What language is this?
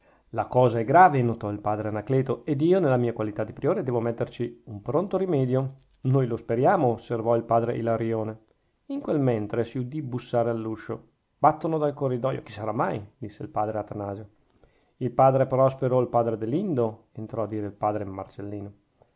Italian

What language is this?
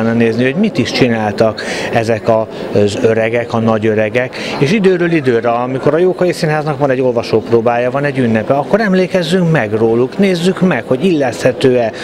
Hungarian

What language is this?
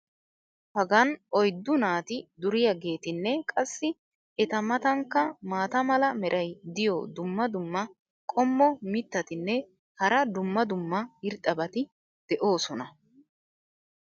Wolaytta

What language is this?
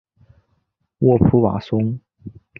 Chinese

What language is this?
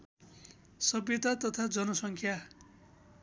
Nepali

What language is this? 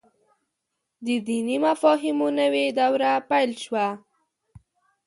Pashto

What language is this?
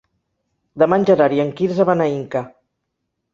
Catalan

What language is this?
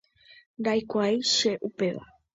Guarani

